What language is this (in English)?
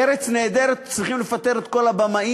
Hebrew